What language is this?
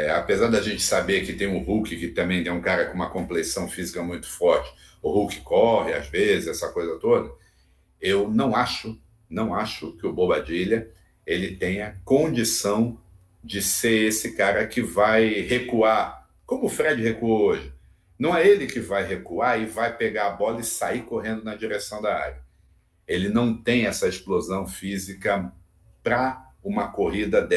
Portuguese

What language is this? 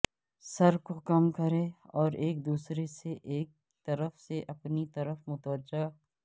Urdu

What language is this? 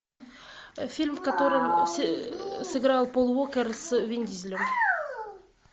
Russian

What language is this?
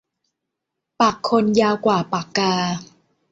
Thai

